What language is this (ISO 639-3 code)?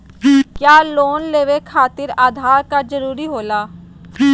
mag